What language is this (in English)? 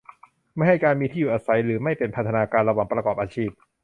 Thai